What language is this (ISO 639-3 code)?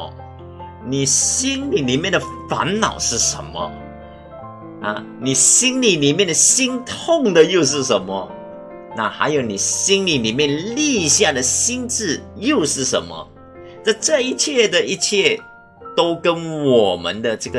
zho